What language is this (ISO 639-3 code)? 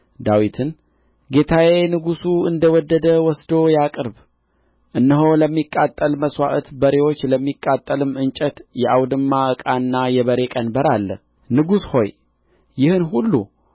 amh